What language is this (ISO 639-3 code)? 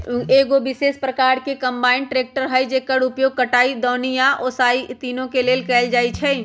mag